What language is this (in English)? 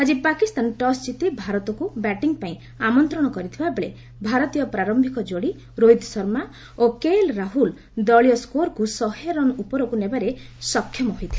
Odia